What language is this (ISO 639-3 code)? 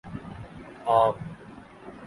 urd